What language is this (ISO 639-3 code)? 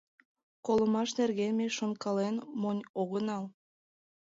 chm